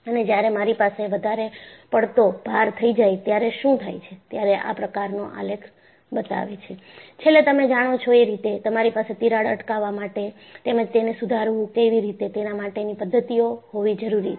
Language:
Gujarati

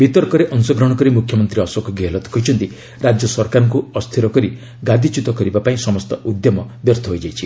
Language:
Odia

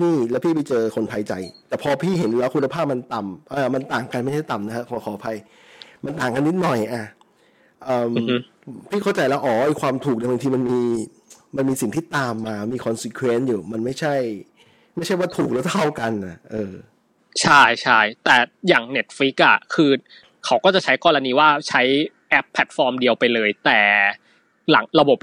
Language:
Thai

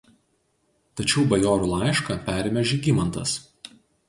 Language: Lithuanian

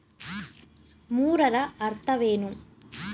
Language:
Kannada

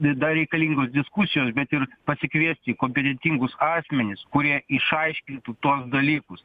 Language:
Lithuanian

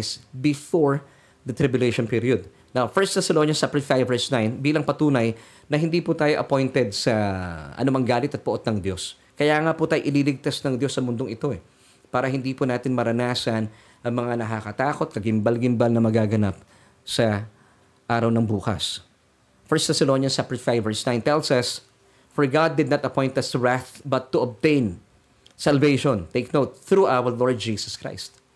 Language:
Filipino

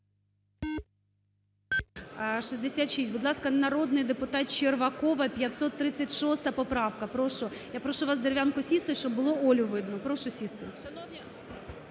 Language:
Ukrainian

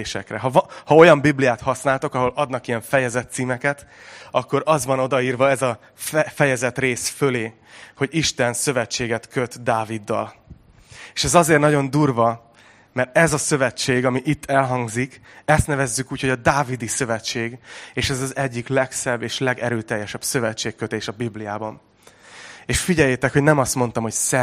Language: Hungarian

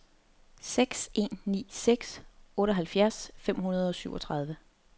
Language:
Danish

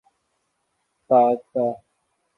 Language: Urdu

